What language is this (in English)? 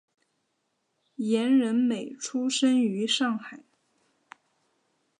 Chinese